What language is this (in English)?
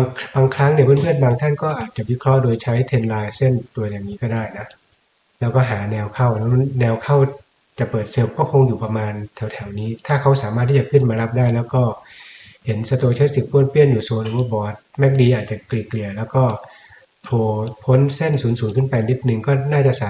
Thai